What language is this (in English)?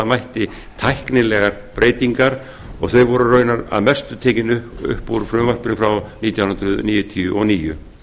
Icelandic